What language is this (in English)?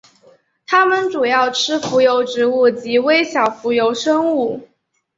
Chinese